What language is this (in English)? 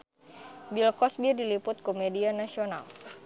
Sundanese